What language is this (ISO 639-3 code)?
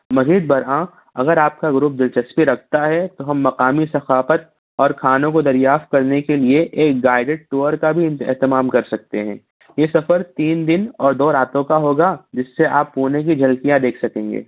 urd